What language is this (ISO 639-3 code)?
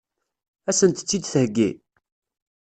kab